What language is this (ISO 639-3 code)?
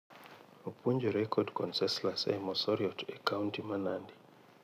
luo